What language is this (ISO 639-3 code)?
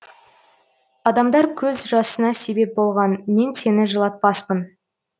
kaz